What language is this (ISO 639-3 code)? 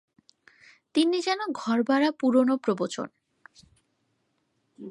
ben